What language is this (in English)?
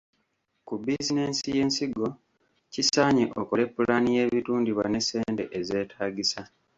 Ganda